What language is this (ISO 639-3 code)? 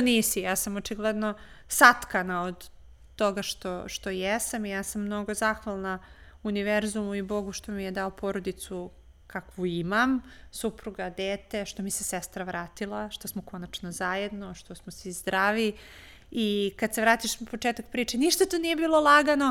hrv